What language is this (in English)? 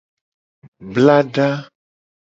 Gen